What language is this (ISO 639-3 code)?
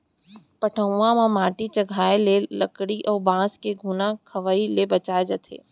hne